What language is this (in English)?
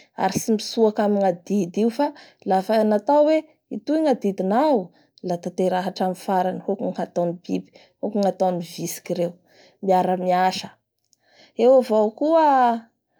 Bara Malagasy